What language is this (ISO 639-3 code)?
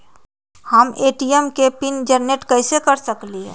mag